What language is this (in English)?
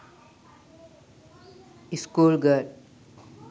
Sinhala